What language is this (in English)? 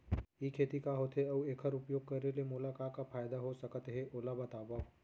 Chhattisgarhi